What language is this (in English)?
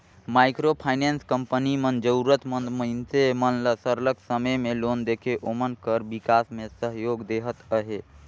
Chhattisgarhi